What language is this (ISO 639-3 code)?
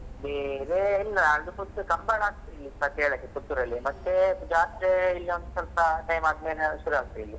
kan